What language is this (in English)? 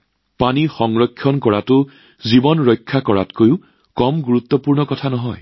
Assamese